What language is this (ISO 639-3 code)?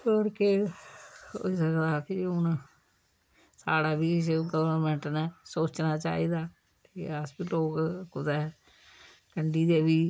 doi